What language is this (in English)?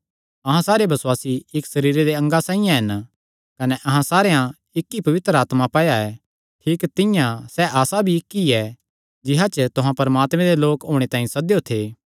Kangri